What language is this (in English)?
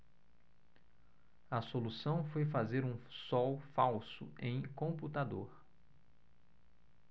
Portuguese